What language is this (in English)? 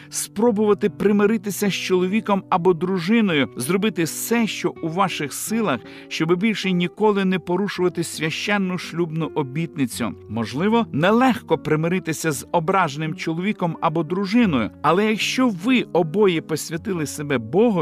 Ukrainian